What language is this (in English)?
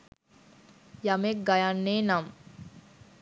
Sinhala